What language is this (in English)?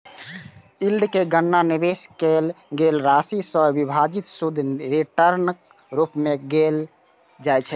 Maithili